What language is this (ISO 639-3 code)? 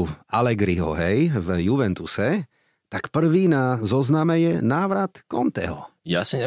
slk